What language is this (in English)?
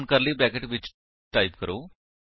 Punjabi